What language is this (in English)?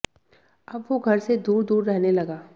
Hindi